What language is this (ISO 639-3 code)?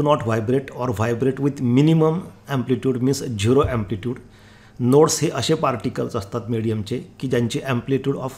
hin